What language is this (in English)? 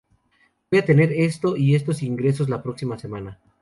Spanish